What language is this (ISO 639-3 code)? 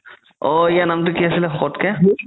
asm